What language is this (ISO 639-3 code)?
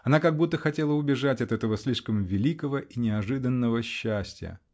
rus